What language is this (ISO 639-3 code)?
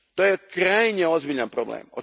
hrv